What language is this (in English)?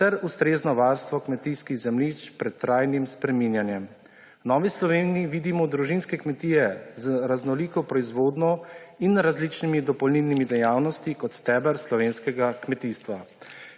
Slovenian